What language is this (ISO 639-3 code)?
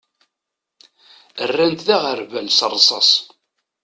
kab